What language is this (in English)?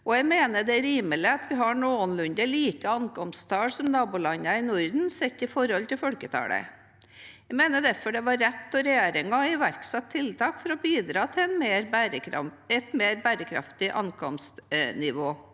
Norwegian